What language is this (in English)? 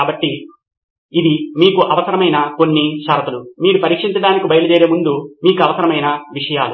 Telugu